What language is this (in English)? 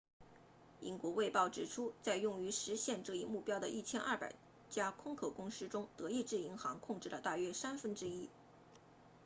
Chinese